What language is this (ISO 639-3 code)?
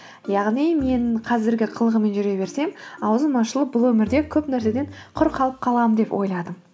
kaz